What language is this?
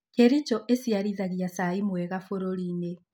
Kikuyu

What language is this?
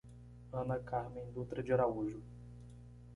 Portuguese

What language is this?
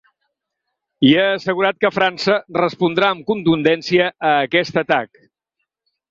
Catalan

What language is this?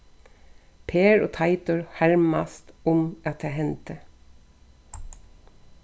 Faroese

